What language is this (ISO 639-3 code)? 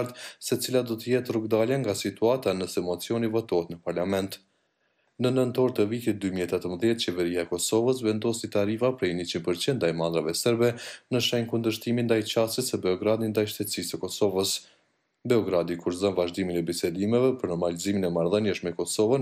ron